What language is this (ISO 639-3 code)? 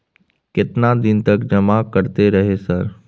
mai